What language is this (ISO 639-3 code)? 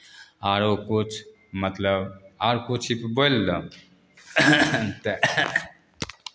mai